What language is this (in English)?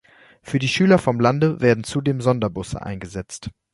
German